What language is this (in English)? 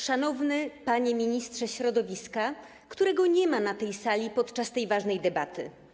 Polish